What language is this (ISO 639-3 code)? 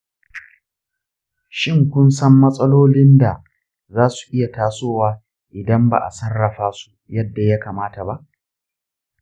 hau